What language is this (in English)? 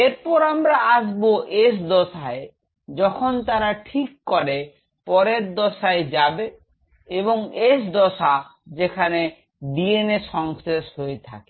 Bangla